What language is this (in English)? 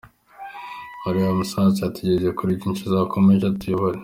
Kinyarwanda